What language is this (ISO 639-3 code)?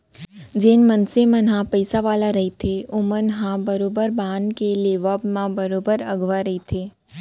hne